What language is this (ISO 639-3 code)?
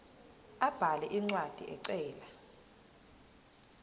zul